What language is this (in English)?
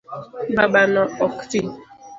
Luo (Kenya and Tanzania)